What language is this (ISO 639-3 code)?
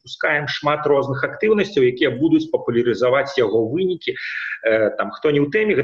rus